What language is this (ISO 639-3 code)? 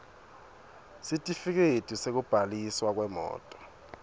ssw